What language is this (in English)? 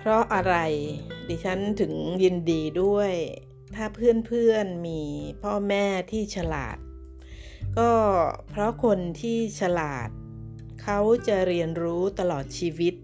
Thai